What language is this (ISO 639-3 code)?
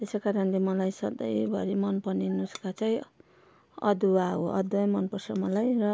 nep